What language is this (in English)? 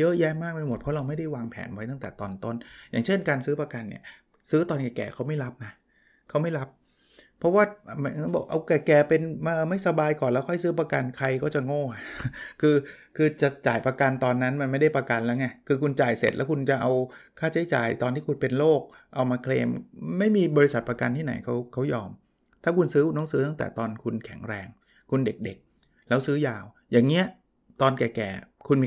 Thai